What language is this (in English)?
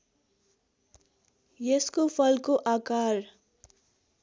Nepali